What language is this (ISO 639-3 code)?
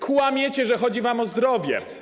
pol